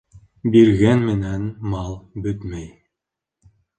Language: Bashkir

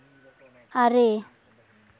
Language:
Santali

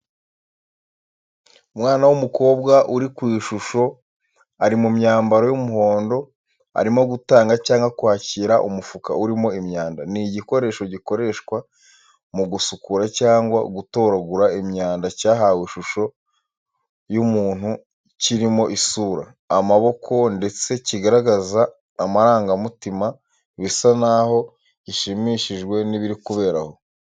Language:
Kinyarwanda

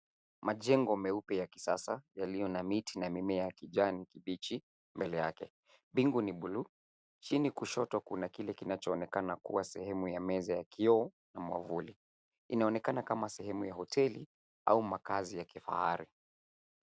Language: Swahili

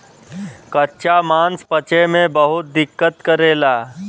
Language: Bhojpuri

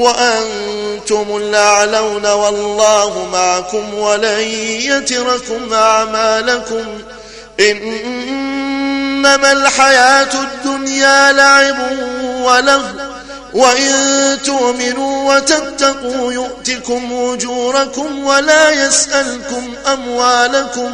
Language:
Arabic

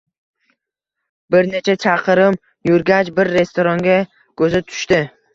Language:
Uzbek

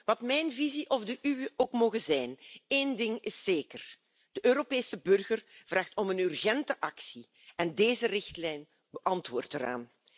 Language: Dutch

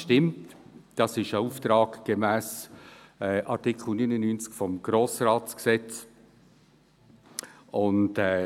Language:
Swiss German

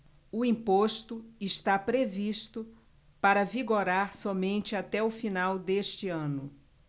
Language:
Portuguese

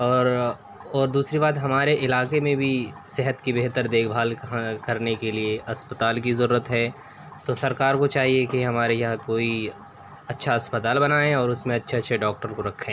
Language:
Urdu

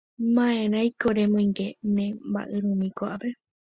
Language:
Guarani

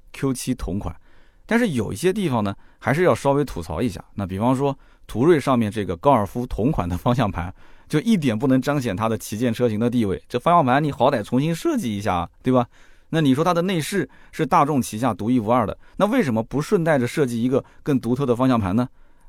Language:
Chinese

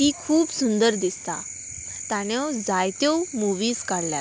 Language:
Konkani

